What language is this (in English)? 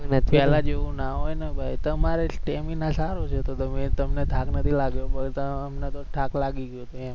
Gujarati